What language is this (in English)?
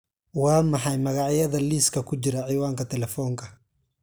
Somali